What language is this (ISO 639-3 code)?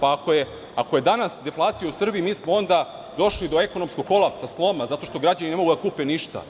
srp